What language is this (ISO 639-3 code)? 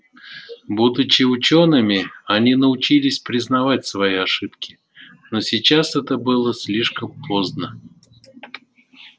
rus